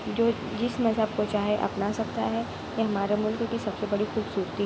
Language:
Urdu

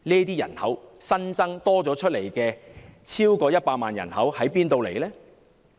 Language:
Cantonese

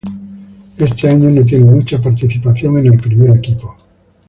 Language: Spanish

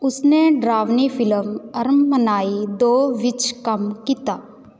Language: Punjabi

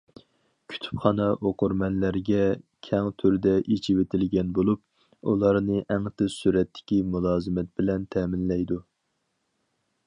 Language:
Uyghur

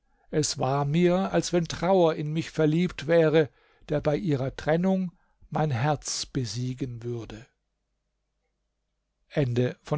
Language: German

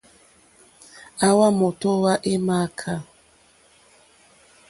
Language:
Mokpwe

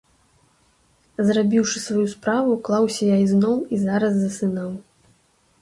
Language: Belarusian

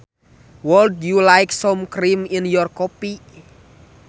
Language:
Sundanese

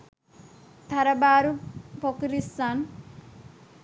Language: Sinhala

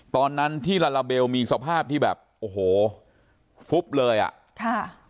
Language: Thai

